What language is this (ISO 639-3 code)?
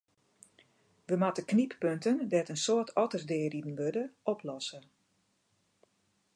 fry